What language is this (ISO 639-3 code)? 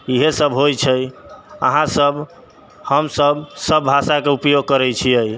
mai